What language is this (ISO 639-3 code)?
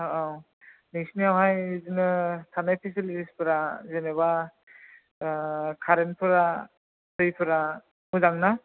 brx